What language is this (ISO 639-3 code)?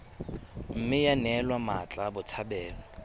tsn